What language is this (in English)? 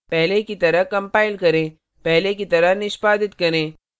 Hindi